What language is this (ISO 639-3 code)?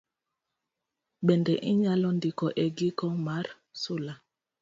luo